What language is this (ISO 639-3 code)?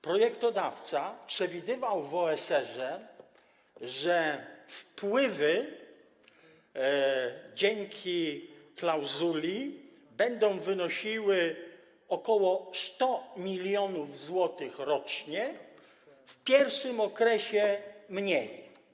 pol